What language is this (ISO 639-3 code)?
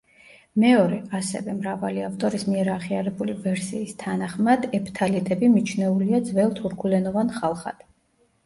kat